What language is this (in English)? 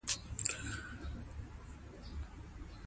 Pashto